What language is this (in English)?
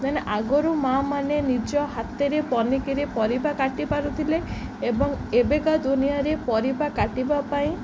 Odia